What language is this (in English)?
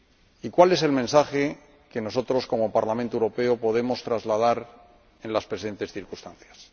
Spanish